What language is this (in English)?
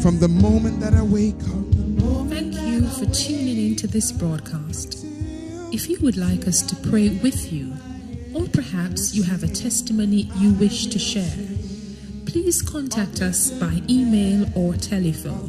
English